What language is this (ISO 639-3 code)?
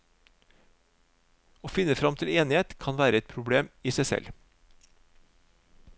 nor